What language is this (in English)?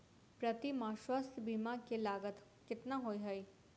Maithili